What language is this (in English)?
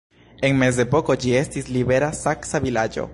Esperanto